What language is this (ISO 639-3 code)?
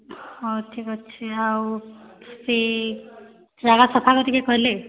ori